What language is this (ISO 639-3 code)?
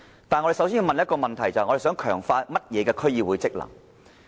yue